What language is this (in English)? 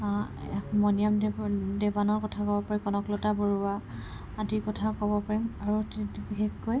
Assamese